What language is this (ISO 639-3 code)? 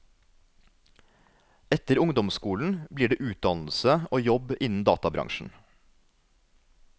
nor